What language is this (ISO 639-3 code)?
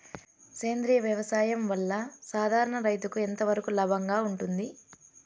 tel